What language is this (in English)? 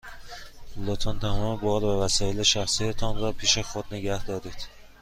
Persian